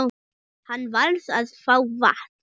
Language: Icelandic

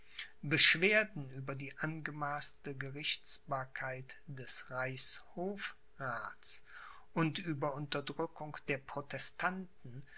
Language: German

